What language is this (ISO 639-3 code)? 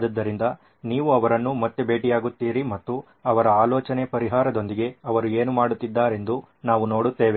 kan